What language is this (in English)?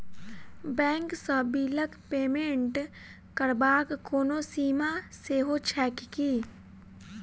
Maithili